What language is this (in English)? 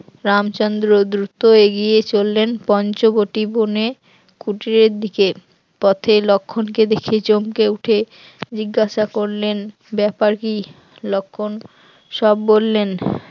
Bangla